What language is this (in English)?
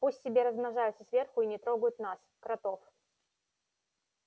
Russian